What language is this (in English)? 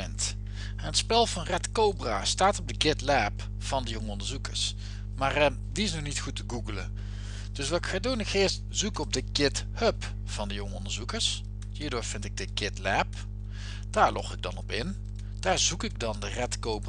Dutch